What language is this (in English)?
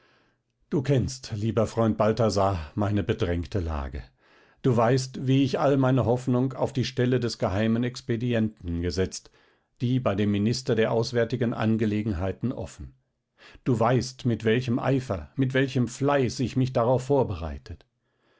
German